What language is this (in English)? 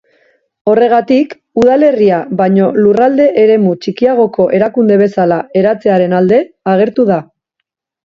Basque